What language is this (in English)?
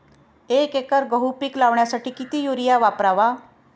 Marathi